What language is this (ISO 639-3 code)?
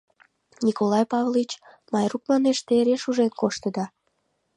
chm